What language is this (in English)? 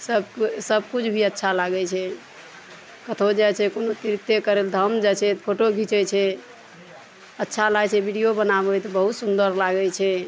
Maithili